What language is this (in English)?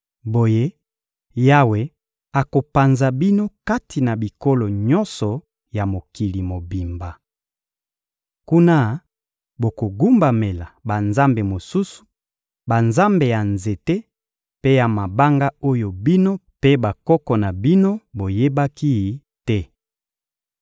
Lingala